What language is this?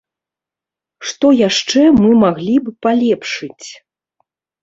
Belarusian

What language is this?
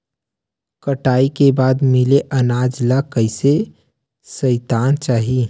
Chhattisgarhi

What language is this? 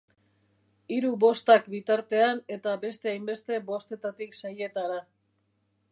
Basque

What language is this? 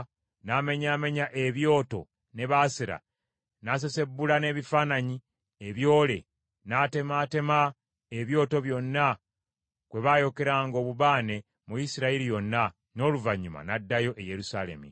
Ganda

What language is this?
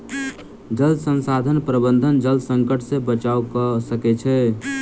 Maithili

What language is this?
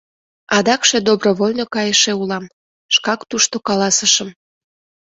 Mari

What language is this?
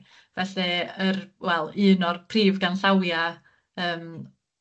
Welsh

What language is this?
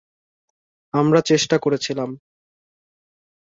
Bangla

